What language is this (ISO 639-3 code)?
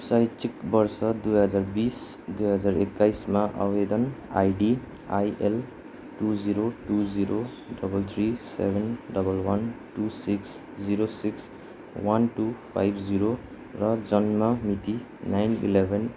nep